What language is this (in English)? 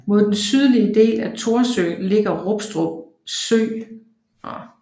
Danish